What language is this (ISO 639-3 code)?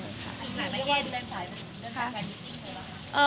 tha